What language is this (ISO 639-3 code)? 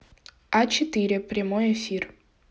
rus